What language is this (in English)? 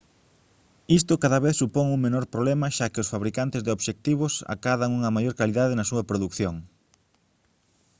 Galician